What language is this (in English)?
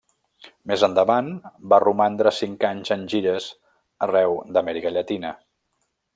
Catalan